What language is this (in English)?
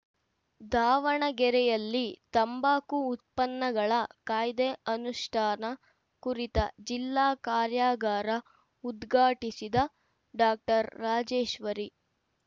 Kannada